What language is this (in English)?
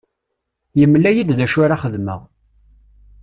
Kabyle